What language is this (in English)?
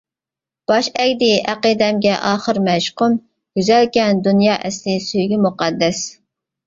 Uyghur